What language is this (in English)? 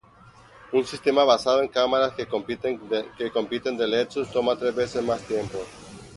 Spanish